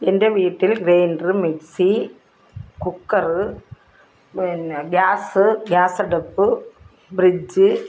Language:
Malayalam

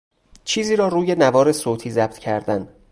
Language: Persian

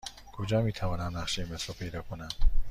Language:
Persian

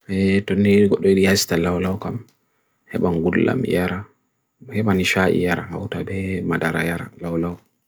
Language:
Bagirmi Fulfulde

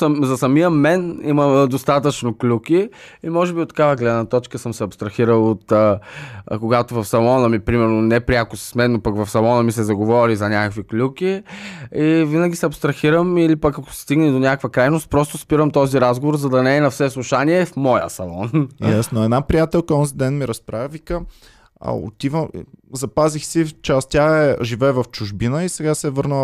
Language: Bulgarian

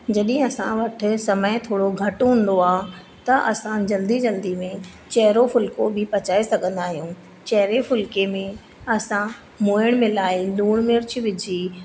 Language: Sindhi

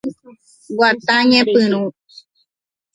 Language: Guarani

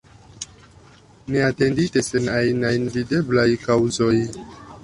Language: Esperanto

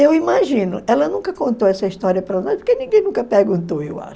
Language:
Portuguese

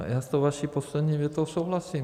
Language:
Czech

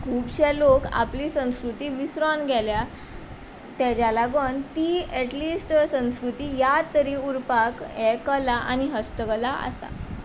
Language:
Konkani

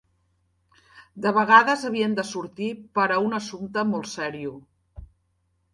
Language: Catalan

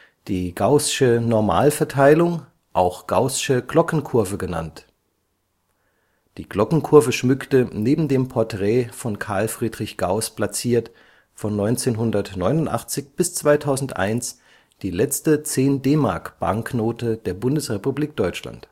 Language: German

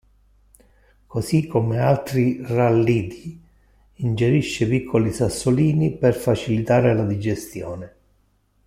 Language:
Italian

